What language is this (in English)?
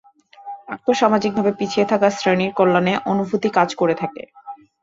Bangla